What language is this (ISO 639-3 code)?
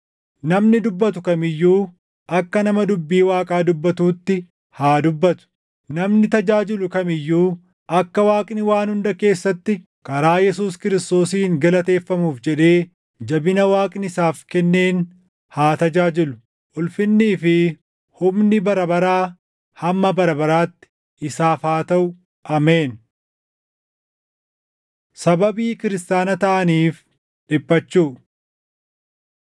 orm